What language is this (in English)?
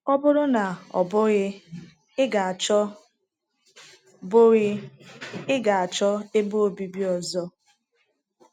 Igbo